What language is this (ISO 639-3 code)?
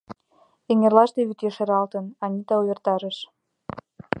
chm